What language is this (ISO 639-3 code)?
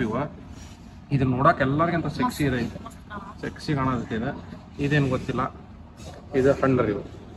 kan